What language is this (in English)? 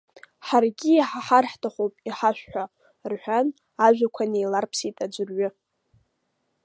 Abkhazian